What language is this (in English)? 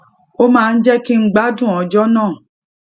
Yoruba